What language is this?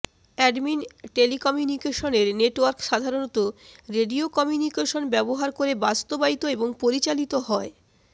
Bangla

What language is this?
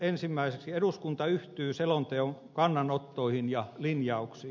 Finnish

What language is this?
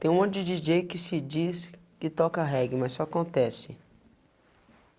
Portuguese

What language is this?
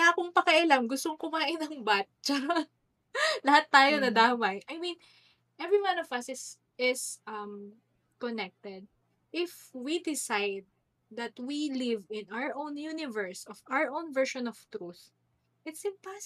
Filipino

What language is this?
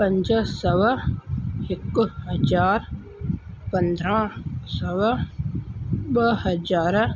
Sindhi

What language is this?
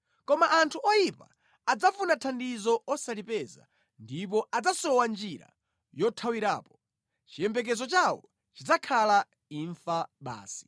Nyanja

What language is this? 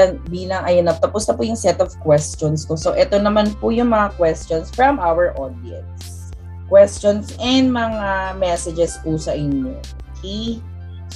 Filipino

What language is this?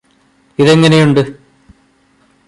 Malayalam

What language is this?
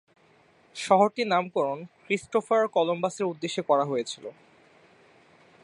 Bangla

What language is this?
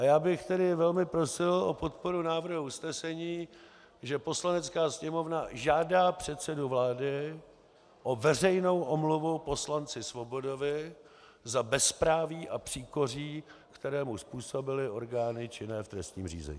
Czech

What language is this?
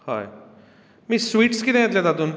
Konkani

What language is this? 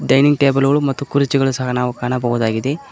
Kannada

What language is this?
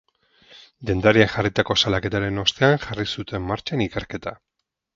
Basque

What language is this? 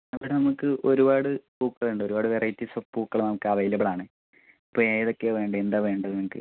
Malayalam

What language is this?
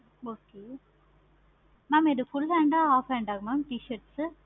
Tamil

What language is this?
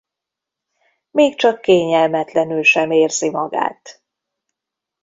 Hungarian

